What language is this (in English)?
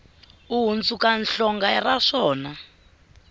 Tsonga